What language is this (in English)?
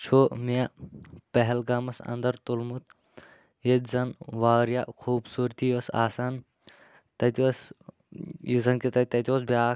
Kashmiri